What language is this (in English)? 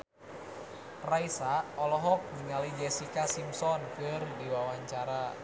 Sundanese